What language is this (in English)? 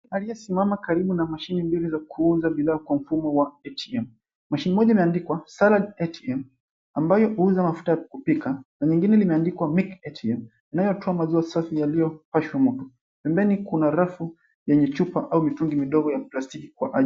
Swahili